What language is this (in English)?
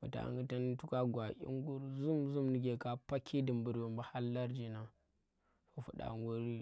Tera